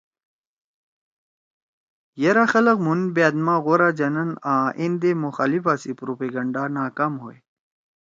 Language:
Torwali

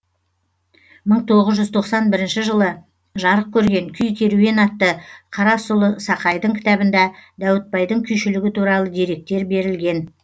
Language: Kazakh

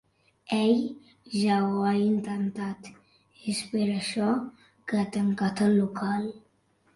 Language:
Catalan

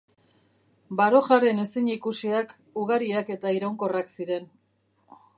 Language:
Basque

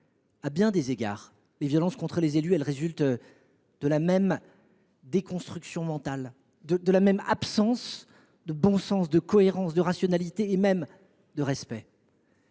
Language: French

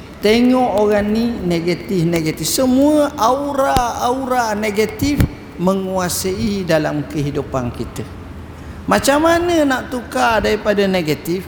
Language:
Malay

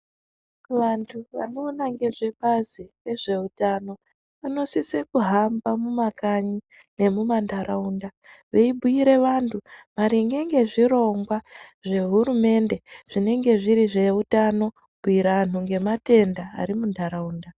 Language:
Ndau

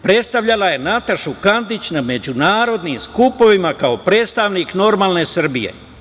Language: Serbian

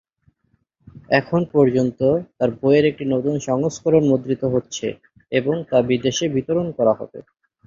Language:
Bangla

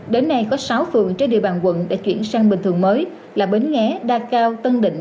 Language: Vietnamese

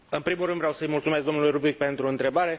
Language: Romanian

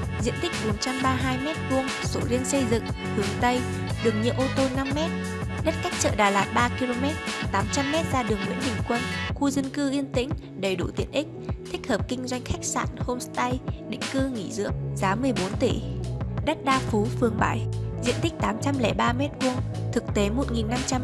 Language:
Vietnamese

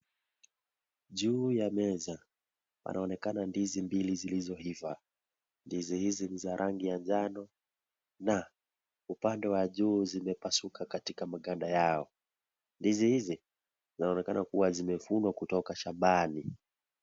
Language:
Swahili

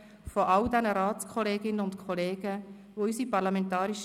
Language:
Swiss German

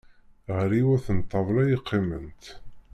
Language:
Kabyle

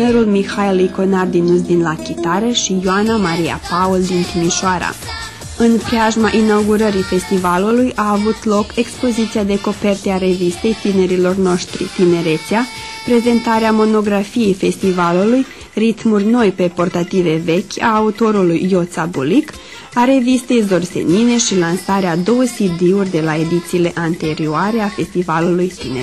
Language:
Romanian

